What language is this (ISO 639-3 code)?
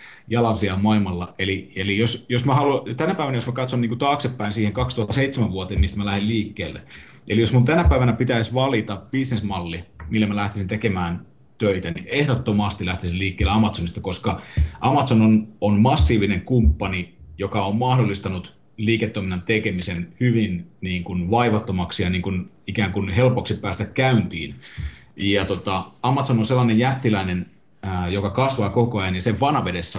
fin